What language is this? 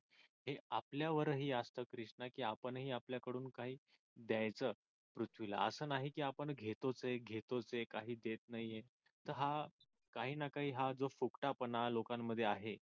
Marathi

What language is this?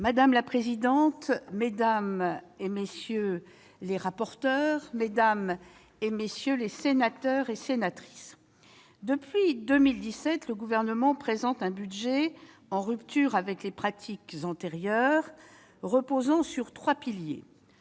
French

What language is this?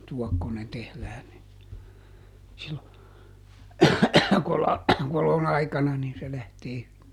Finnish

